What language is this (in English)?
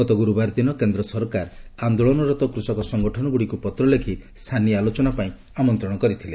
Odia